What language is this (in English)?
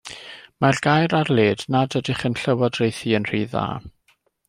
Welsh